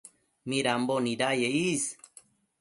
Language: Matsés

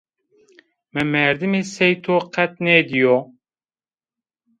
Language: Zaza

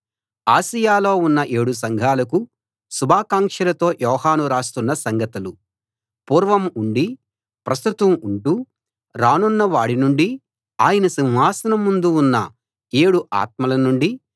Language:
Telugu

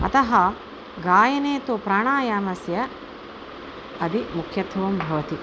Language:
Sanskrit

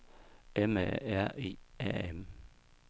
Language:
Danish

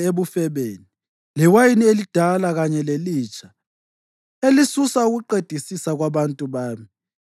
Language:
North Ndebele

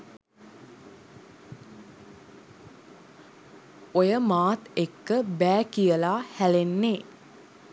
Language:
Sinhala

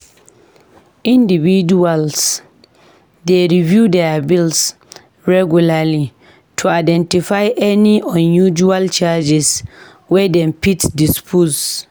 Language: Nigerian Pidgin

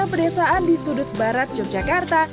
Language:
Indonesian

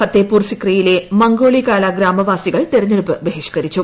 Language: Malayalam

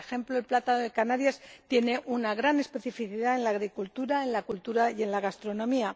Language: Spanish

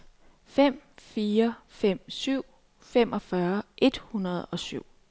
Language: Danish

